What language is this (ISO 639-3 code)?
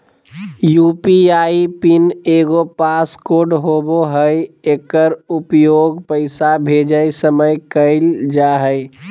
mag